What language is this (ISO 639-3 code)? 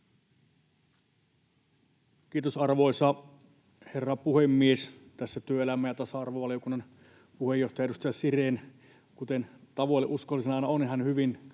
fin